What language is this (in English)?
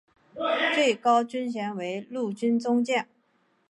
Chinese